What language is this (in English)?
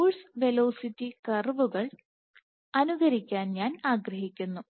Malayalam